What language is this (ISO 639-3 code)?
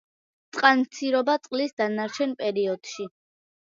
kat